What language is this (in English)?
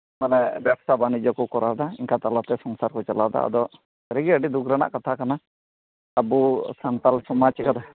Santali